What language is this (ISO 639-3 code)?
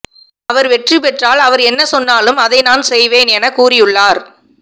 tam